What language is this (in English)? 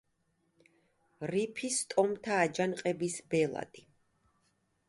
Georgian